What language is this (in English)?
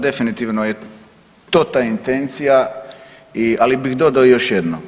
Croatian